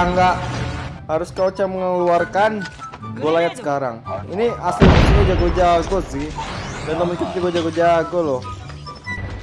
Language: Indonesian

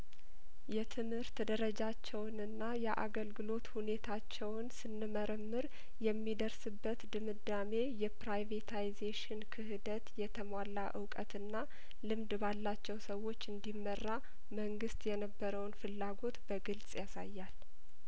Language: Amharic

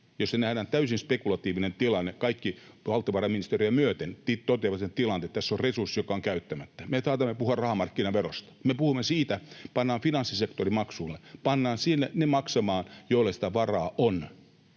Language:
Finnish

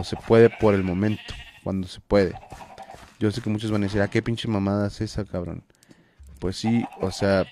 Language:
Spanish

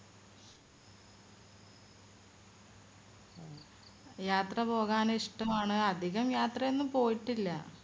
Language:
Malayalam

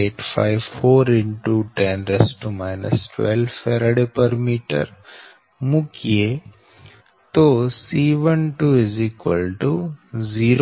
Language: Gujarati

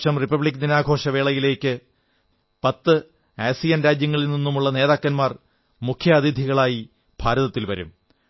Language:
Malayalam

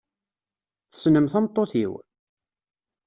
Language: Kabyle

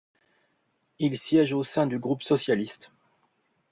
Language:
French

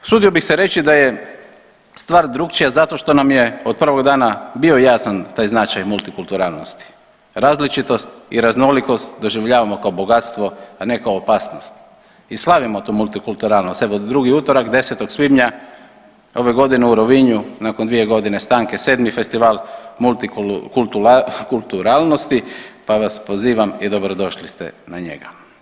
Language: Croatian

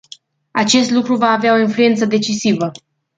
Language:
Romanian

